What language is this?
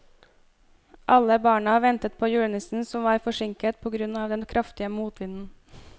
Norwegian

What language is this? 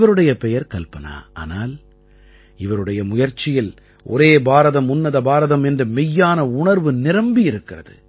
Tamil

